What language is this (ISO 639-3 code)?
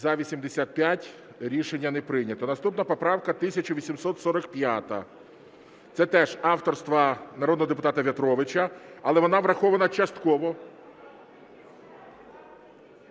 ukr